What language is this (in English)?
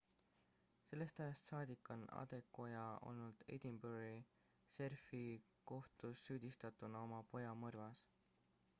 Estonian